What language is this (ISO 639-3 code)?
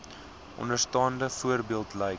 afr